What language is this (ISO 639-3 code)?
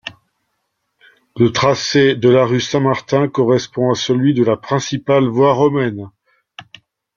fra